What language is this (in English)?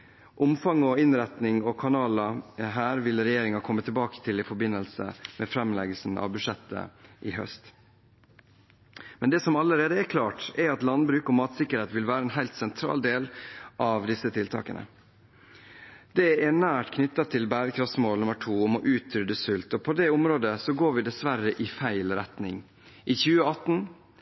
Norwegian Bokmål